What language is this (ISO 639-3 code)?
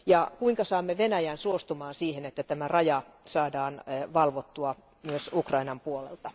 fin